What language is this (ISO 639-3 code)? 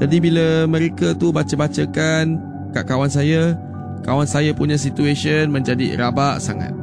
msa